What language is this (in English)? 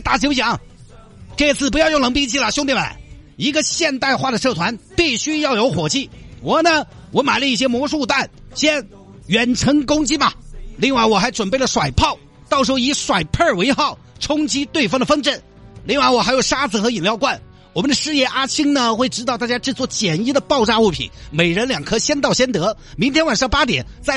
Chinese